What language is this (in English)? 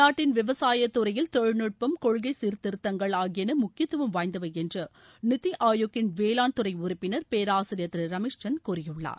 Tamil